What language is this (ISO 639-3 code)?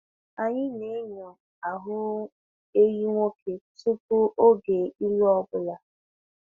ibo